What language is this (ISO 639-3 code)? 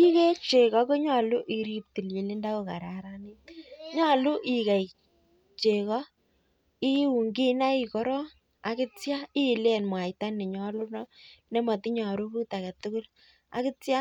kln